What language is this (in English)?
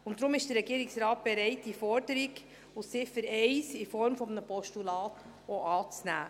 Swiss German